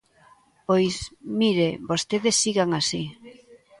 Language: Galician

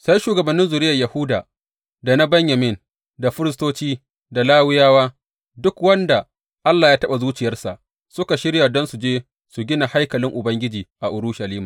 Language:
Hausa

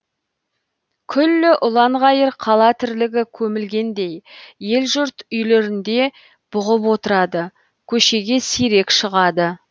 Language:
Kazakh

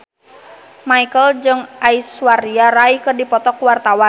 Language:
Sundanese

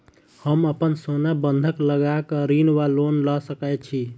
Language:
Maithili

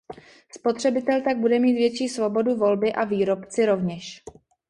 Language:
Czech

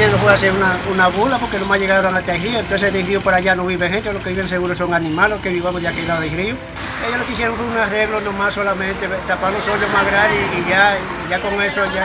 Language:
Spanish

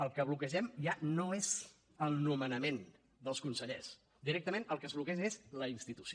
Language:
Catalan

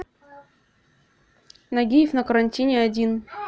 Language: Russian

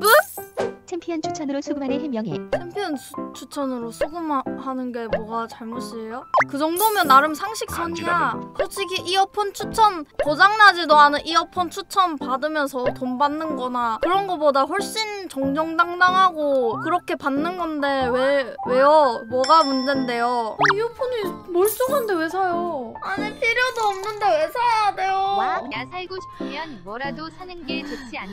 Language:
Korean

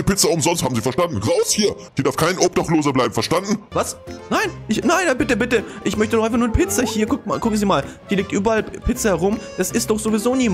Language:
German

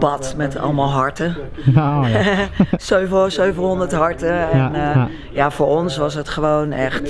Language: Dutch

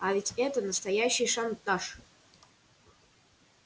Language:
Russian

